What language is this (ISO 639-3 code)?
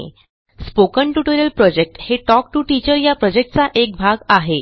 mar